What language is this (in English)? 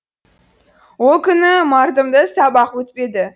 Kazakh